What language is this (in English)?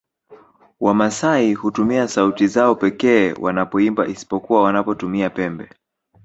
Swahili